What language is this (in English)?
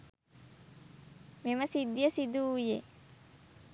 Sinhala